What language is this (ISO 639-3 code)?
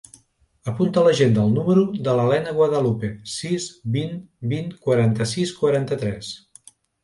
cat